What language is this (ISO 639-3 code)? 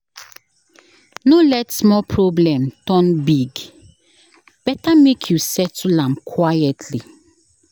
pcm